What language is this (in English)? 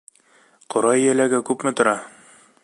Bashkir